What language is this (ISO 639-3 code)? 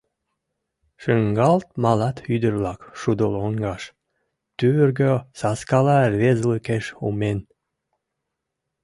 chm